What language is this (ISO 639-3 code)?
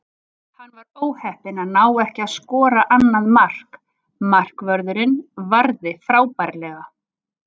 isl